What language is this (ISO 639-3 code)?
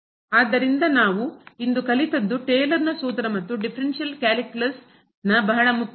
kan